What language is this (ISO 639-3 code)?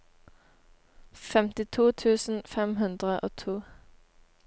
nor